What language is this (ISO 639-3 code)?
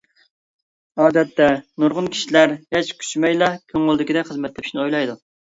uig